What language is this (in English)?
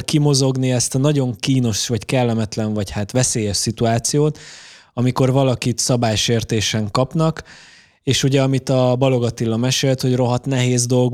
Hungarian